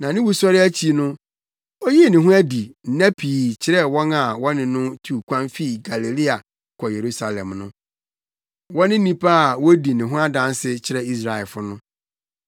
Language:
Akan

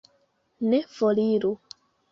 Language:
Esperanto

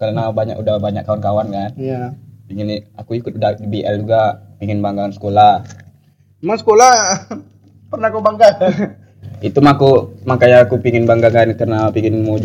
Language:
Indonesian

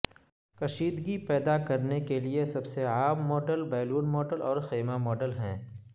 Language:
Urdu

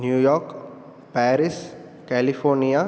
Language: Sanskrit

